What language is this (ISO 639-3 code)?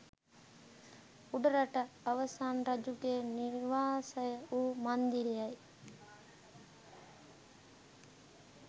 sin